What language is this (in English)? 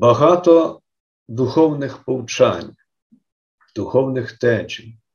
Ukrainian